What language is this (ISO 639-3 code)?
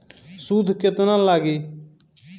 bho